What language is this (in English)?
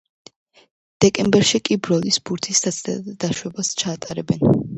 Georgian